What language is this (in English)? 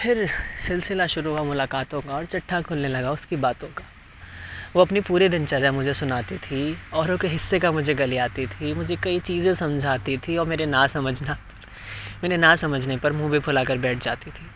Hindi